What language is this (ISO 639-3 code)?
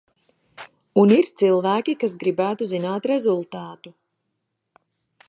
lav